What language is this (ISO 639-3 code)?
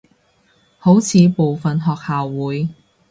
yue